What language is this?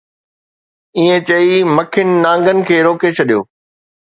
Sindhi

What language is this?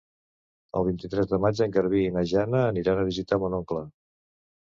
Catalan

